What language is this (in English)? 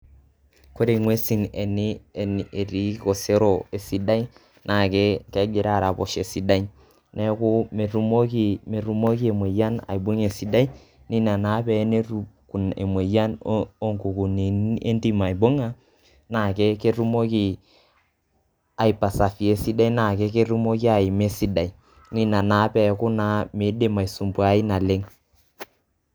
Masai